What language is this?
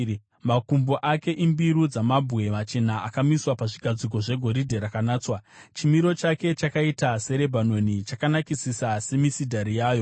Shona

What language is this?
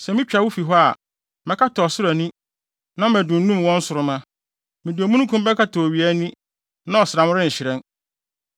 Akan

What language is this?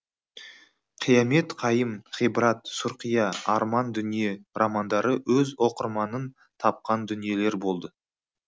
Kazakh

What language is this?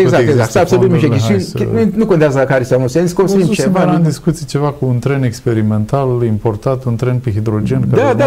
Romanian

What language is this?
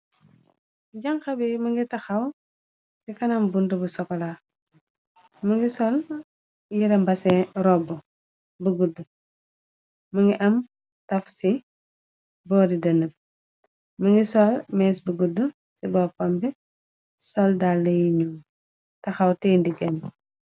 Wolof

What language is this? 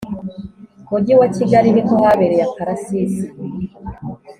Kinyarwanda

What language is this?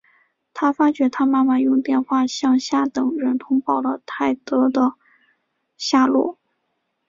Chinese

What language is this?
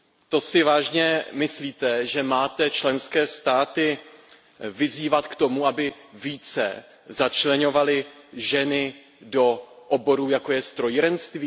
Czech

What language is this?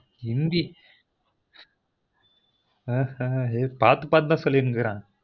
Tamil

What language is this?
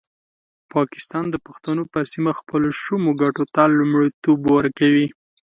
Pashto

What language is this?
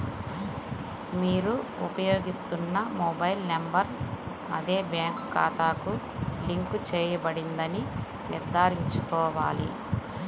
Telugu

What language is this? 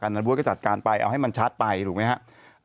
Thai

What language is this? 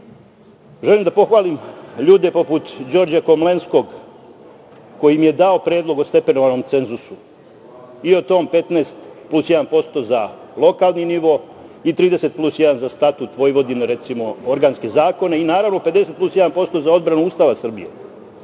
Serbian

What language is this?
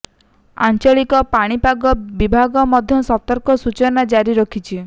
Odia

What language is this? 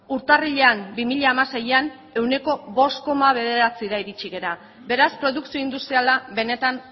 Basque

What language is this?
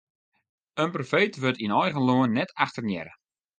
Western Frisian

